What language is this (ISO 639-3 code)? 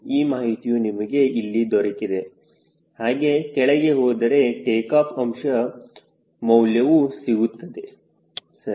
kan